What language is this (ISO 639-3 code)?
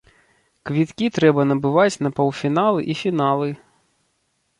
bel